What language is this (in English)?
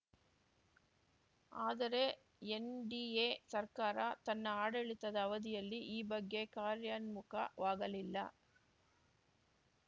Kannada